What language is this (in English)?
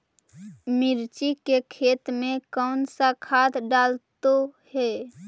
Magahi